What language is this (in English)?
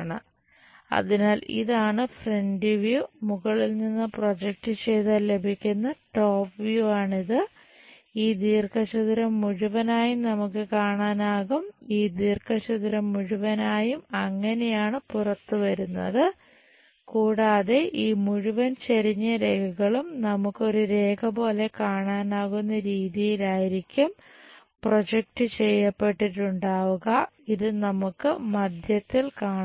Malayalam